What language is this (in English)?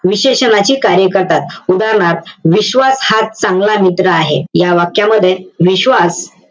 Marathi